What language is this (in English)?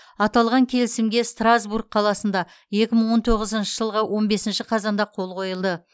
Kazakh